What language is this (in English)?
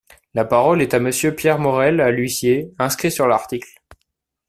French